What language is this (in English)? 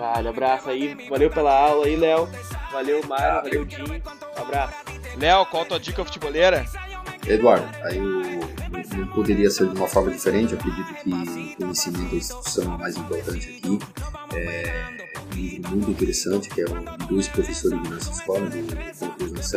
Portuguese